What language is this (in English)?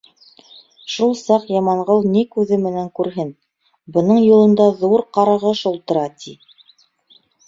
Bashkir